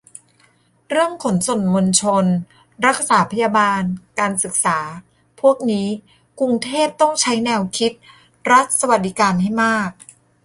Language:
Thai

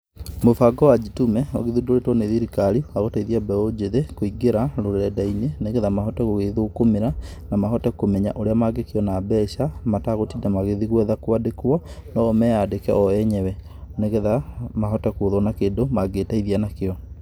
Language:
Kikuyu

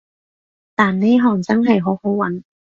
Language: Cantonese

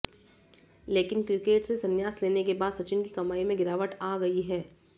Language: Hindi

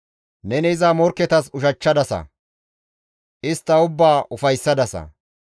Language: Gamo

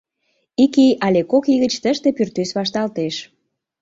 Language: Mari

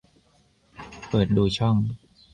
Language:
Thai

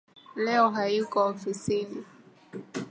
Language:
Swahili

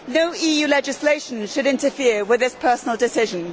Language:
English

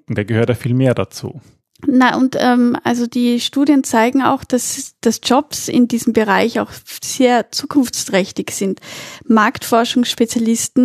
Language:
German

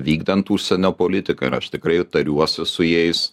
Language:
Lithuanian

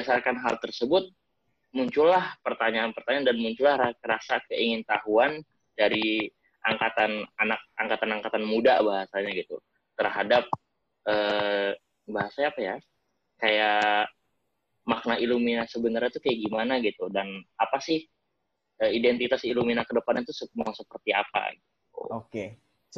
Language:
Indonesian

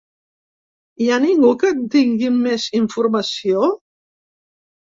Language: Catalan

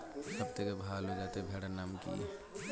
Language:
Bangla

